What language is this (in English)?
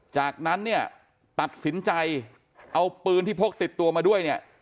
Thai